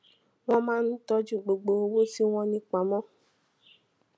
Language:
Yoruba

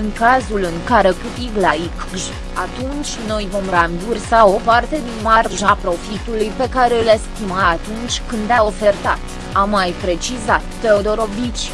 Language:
Romanian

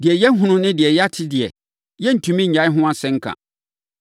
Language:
Akan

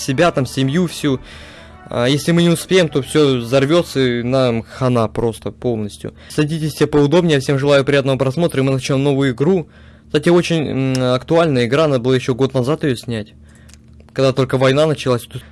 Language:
Russian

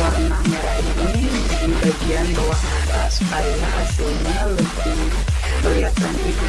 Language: Indonesian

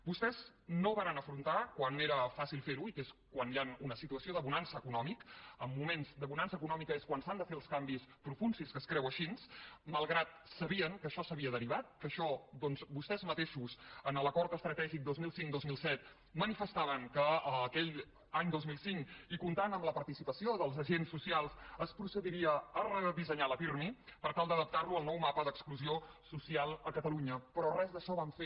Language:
Catalan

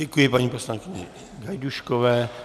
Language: Czech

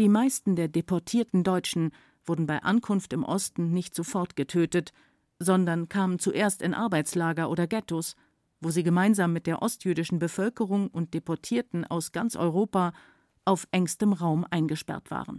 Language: German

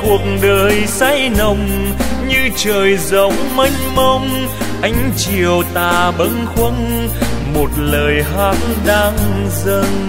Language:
Vietnamese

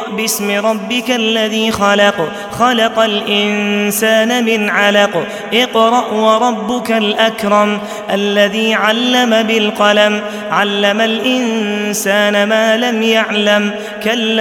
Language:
Arabic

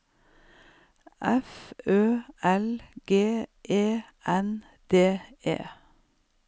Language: Norwegian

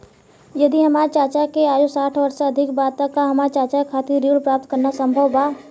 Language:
Bhojpuri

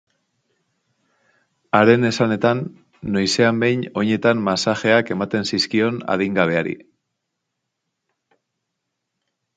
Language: Basque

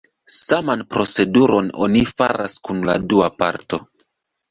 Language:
Esperanto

